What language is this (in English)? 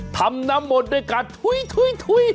Thai